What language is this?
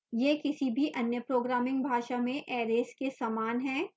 Hindi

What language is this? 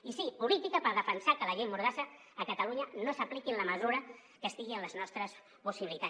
Catalan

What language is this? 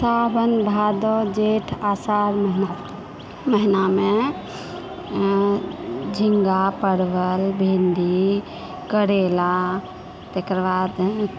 Maithili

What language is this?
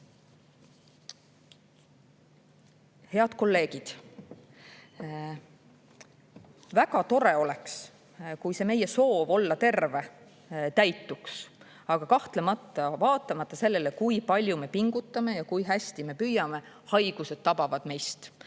Estonian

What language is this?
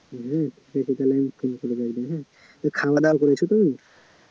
Bangla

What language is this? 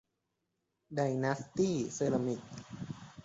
Thai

